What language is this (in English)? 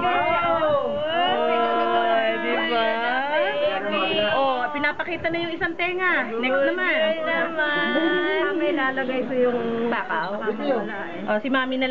Indonesian